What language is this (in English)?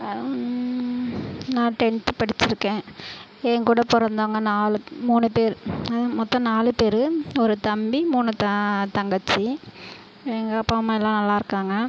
Tamil